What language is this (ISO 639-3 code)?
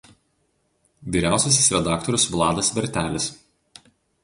lit